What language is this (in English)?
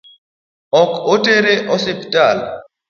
Luo (Kenya and Tanzania)